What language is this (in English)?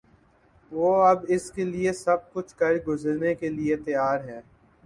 Urdu